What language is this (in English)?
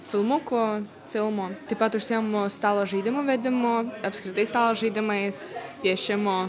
Lithuanian